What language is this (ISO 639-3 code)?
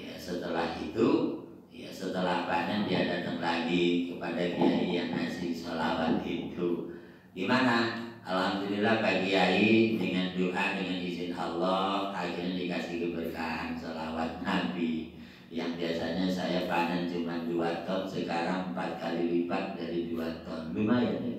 ind